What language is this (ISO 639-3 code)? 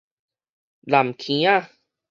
nan